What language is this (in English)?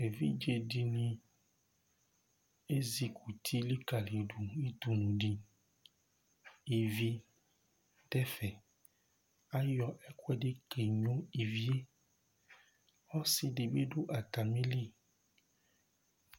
Ikposo